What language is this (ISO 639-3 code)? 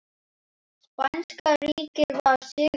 isl